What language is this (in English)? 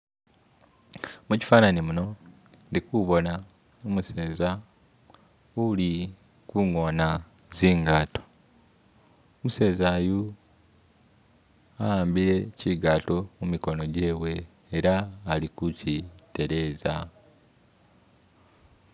Masaaba